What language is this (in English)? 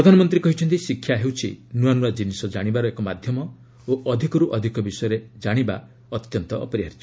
Odia